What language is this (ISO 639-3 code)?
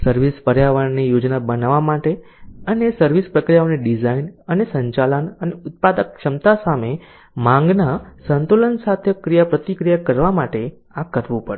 guj